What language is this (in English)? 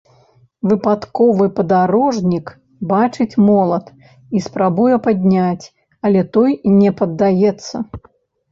Belarusian